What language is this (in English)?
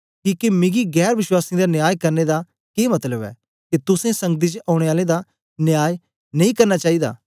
Dogri